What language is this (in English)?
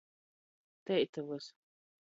Latgalian